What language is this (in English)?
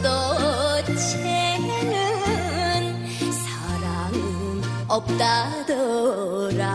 Korean